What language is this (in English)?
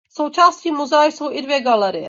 Czech